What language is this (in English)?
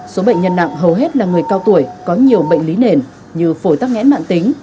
Vietnamese